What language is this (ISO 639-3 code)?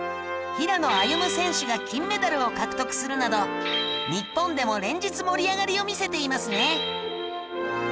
jpn